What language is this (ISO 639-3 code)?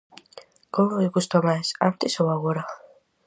glg